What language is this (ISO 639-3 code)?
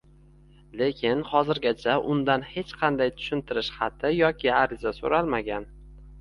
uzb